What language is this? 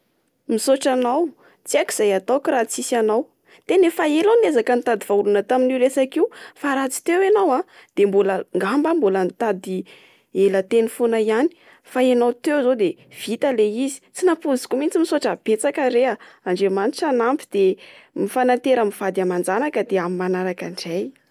Malagasy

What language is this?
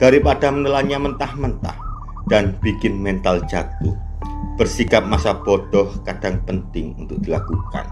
Indonesian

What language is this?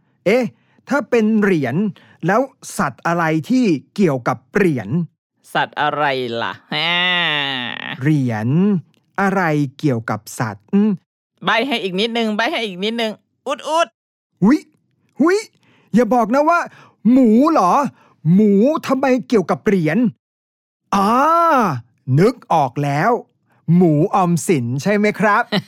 Thai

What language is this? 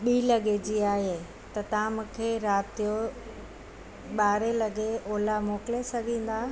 Sindhi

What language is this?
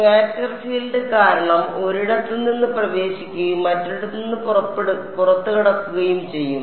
Malayalam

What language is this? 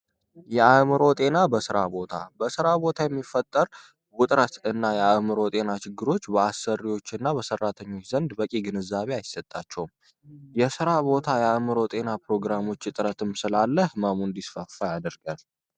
Amharic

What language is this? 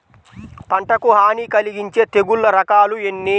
Telugu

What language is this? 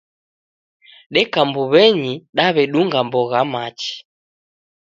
Taita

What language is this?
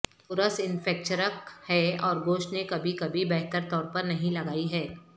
Urdu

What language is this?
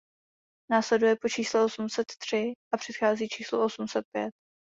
Czech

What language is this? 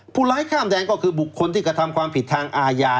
Thai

